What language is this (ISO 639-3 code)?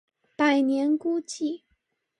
zho